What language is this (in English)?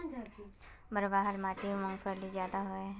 Magahi